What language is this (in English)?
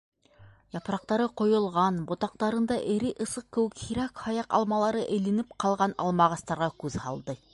Bashkir